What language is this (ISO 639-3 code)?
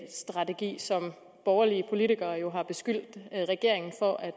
dan